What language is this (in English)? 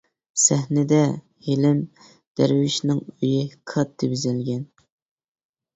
Uyghur